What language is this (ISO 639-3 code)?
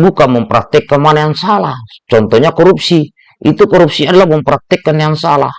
ind